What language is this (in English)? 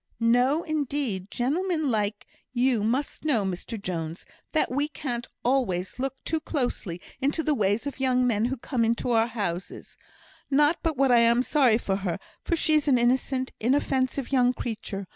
English